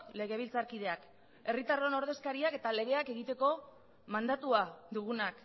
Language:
Basque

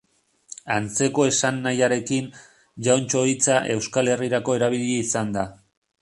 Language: Basque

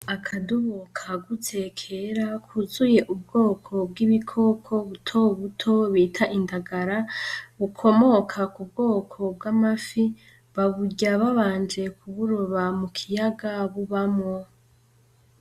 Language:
Rundi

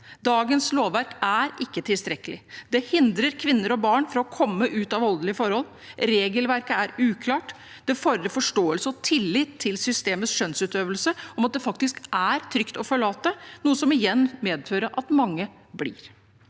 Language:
Norwegian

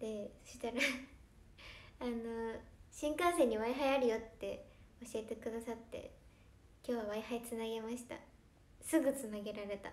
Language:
Japanese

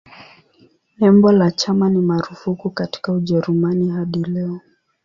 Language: Swahili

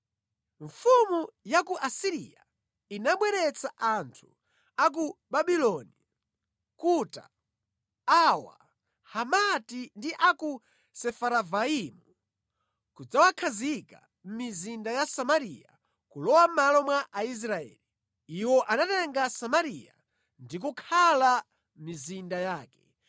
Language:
Nyanja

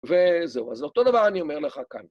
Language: Hebrew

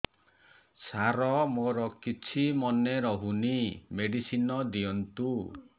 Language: Odia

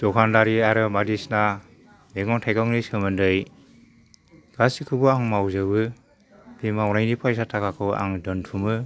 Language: Bodo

